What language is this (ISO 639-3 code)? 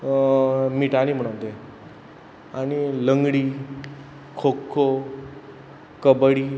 kok